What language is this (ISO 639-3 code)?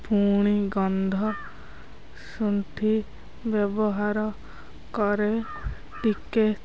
ori